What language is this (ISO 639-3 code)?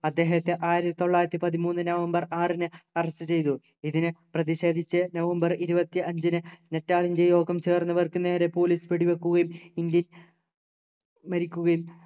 mal